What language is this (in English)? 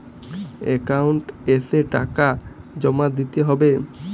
Bangla